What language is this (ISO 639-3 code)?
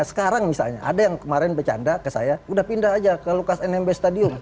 ind